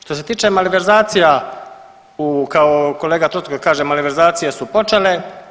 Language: Croatian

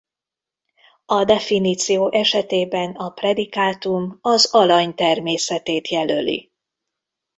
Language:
Hungarian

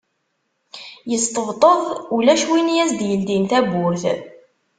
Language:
Kabyle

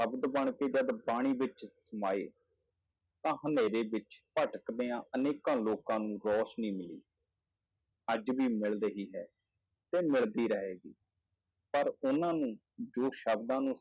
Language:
Punjabi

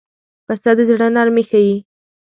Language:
Pashto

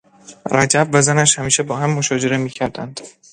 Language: Persian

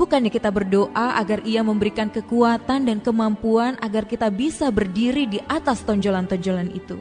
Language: Indonesian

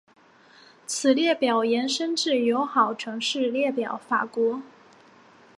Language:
Chinese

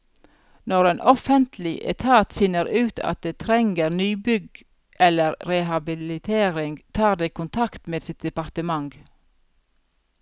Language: Norwegian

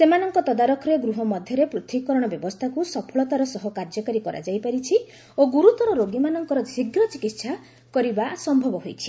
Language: Odia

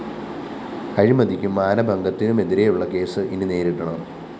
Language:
Malayalam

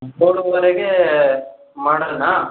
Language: Kannada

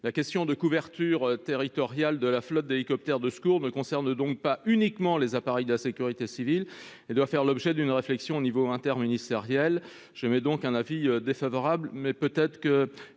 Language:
French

